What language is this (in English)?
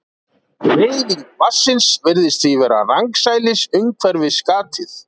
Icelandic